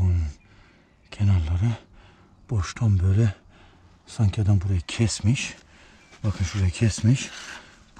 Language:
Turkish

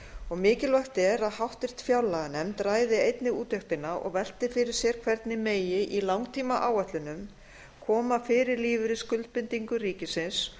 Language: Icelandic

